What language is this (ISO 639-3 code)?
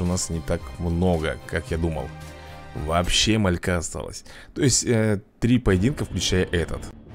rus